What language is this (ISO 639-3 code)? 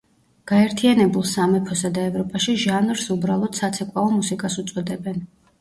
kat